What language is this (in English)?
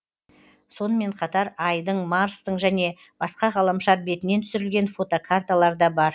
Kazakh